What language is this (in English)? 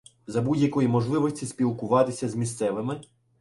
Ukrainian